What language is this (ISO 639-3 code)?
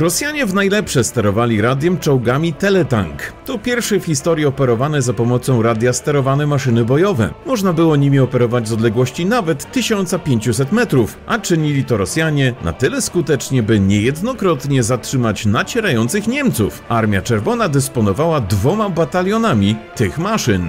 pol